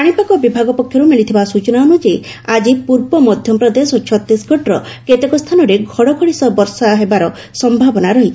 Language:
Odia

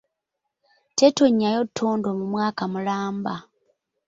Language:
Ganda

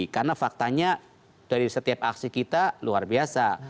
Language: Indonesian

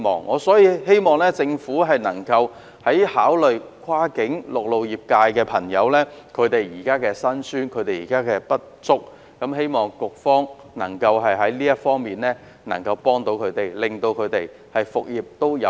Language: Cantonese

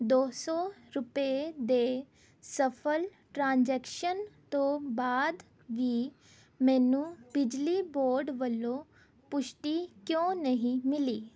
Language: Punjabi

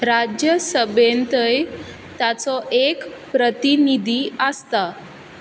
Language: Konkani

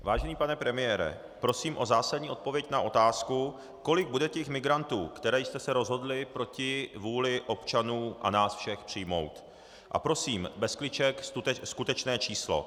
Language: Czech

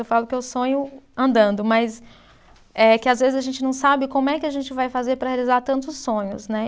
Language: Portuguese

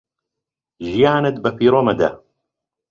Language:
Central Kurdish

